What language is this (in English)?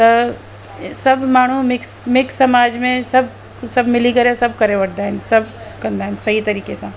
Sindhi